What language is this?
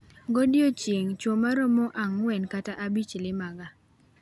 Luo (Kenya and Tanzania)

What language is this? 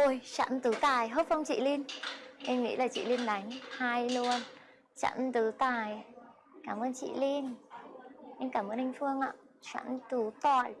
Vietnamese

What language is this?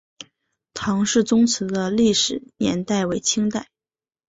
Chinese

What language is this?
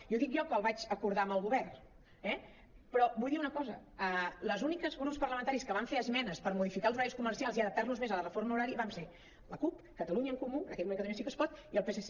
Catalan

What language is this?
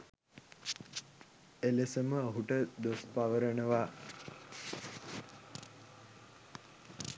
Sinhala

